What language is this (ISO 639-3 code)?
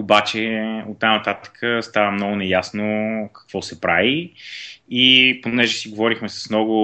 bul